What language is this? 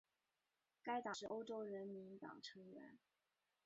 Chinese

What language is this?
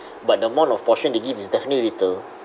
English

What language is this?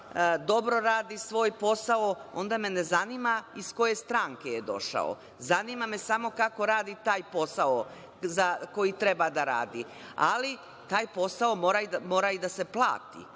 Serbian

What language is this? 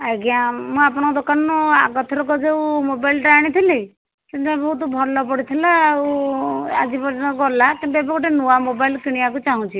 Odia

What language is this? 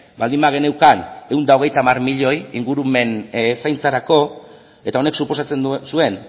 Basque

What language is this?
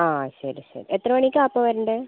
Malayalam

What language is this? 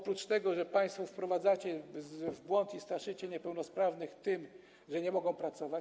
Polish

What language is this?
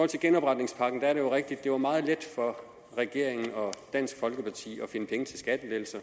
Danish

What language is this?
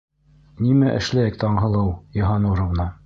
Bashkir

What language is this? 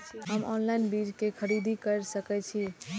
Maithili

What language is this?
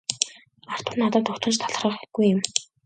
Mongolian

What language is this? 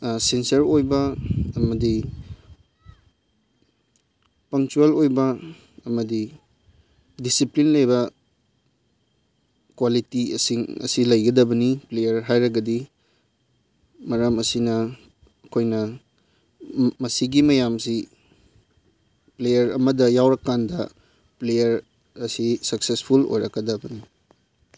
Manipuri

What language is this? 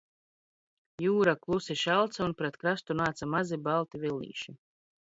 Latvian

